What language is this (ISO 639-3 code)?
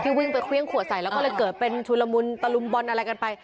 tha